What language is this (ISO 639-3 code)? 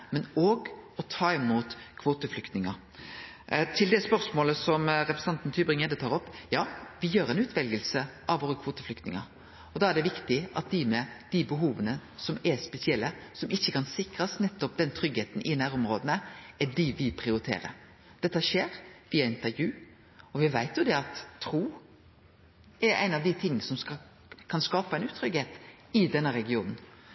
nno